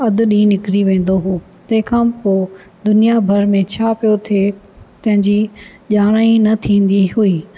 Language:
Sindhi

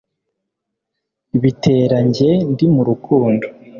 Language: Kinyarwanda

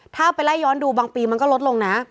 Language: Thai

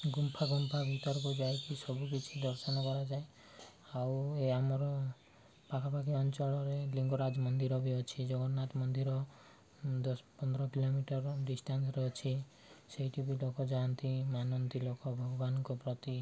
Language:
Odia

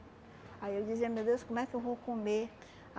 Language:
Portuguese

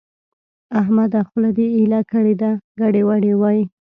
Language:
Pashto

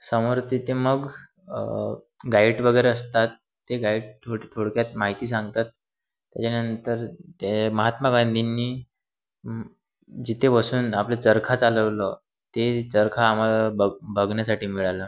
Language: Marathi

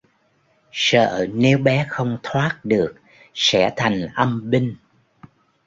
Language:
Vietnamese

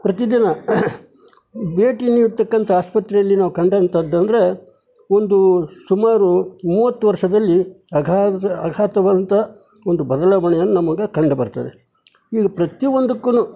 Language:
Kannada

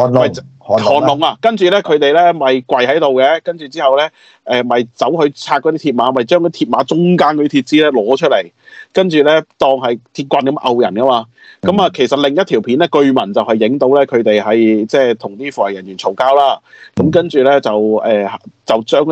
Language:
Chinese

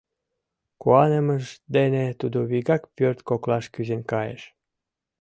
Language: Mari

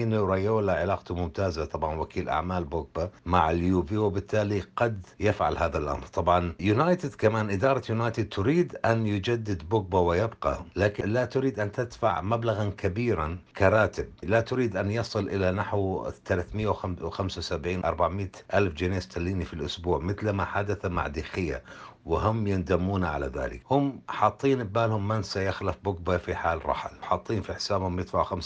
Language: Arabic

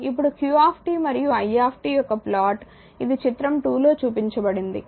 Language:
Telugu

